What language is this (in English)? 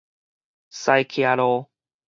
Min Nan Chinese